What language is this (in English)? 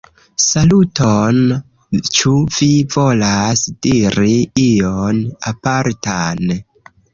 Esperanto